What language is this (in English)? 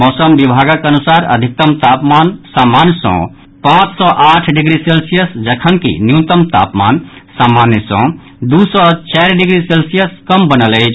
Maithili